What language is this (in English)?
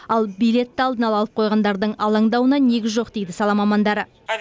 Kazakh